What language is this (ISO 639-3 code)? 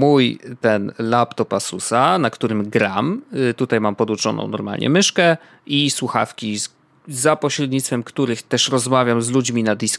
pol